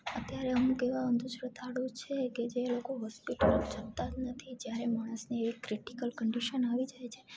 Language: Gujarati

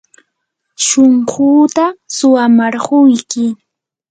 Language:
Yanahuanca Pasco Quechua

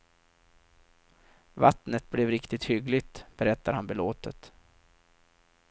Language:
Swedish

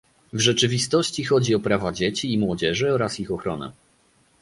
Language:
Polish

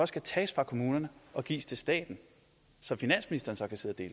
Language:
Danish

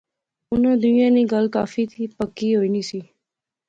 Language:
Pahari-Potwari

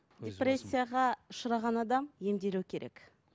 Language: Kazakh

